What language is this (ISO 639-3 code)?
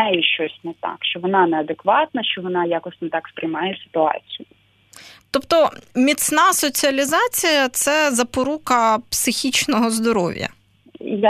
ukr